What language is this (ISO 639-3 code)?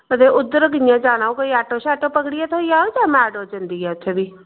doi